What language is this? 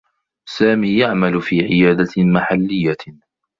Arabic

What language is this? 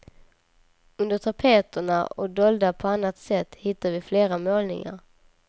Swedish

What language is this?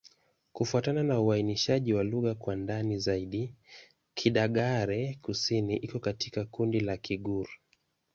Swahili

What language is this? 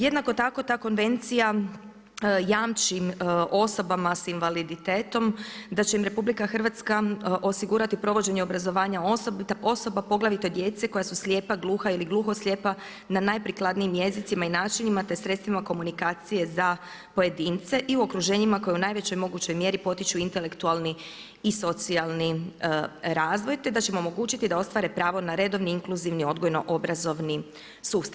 Croatian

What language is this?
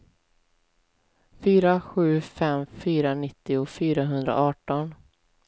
Swedish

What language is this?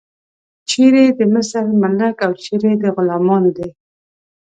Pashto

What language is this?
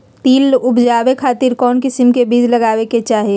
Magahi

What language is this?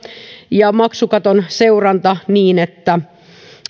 Finnish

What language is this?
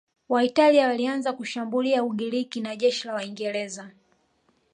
Swahili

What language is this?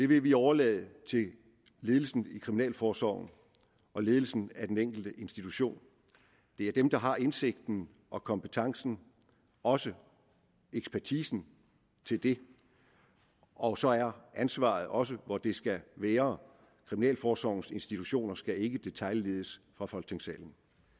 Danish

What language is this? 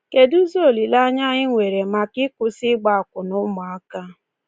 Igbo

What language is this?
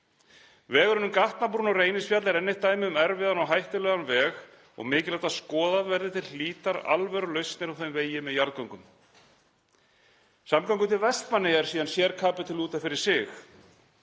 Icelandic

